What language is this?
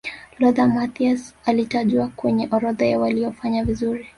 Swahili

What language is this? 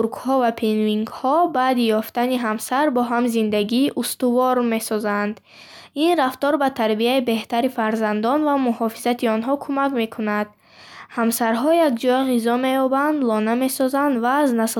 Bukharic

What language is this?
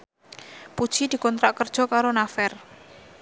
Javanese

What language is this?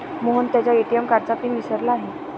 Marathi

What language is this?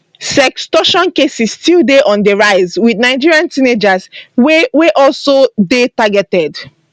Nigerian Pidgin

